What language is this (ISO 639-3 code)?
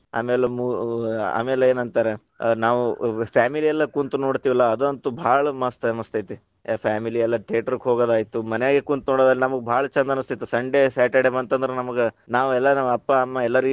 kan